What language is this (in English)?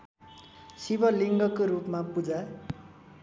Nepali